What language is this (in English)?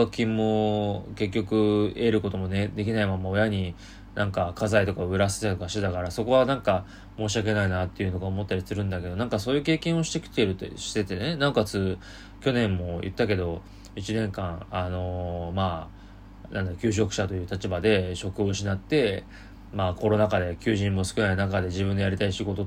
Japanese